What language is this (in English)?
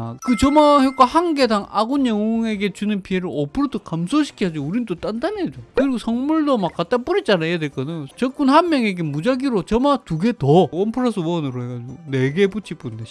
Korean